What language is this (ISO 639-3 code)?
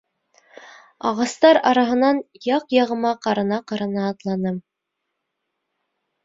bak